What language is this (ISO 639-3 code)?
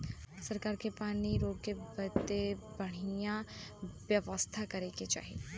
bho